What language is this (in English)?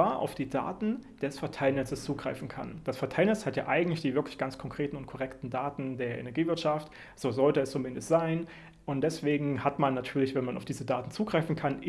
German